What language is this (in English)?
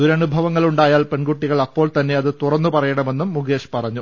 Malayalam